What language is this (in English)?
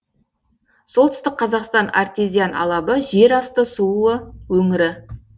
Kazakh